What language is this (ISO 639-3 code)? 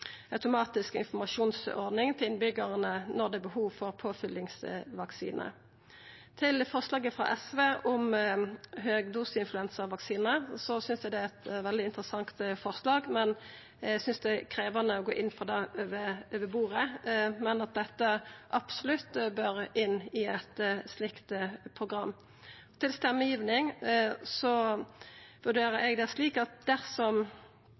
nno